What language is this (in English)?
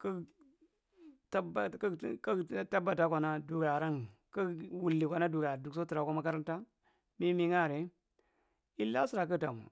Marghi Central